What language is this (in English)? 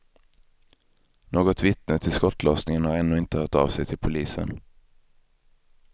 Swedish